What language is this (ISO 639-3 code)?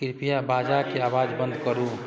mai